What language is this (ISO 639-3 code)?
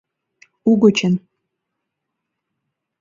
chm